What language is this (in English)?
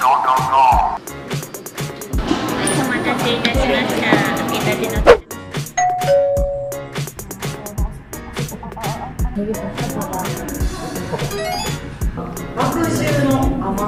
Korean